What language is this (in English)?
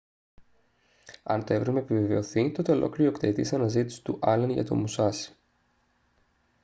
Greek